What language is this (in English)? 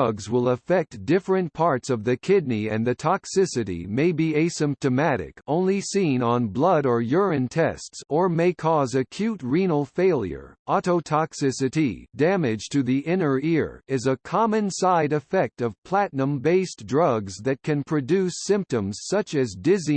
English